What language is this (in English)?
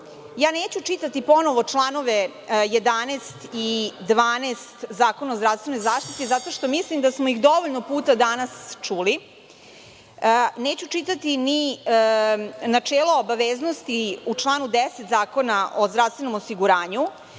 Serbian